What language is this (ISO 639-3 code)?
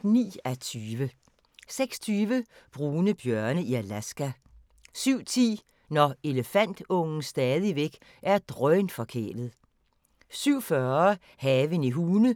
dan